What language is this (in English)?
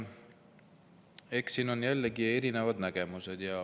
Estonian